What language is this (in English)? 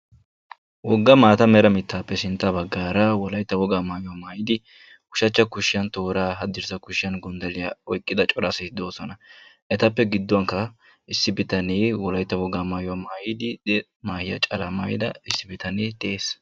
Wolaytta